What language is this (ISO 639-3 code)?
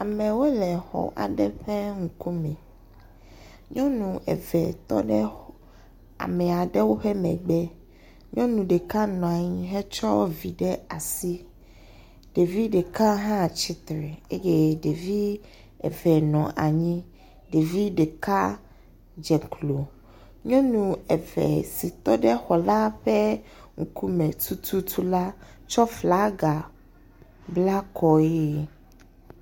ewe